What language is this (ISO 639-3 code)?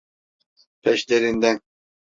tur